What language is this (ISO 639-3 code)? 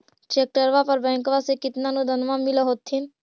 mag